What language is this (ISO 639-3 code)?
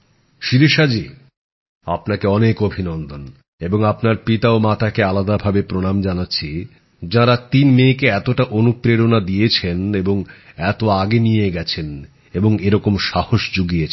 ben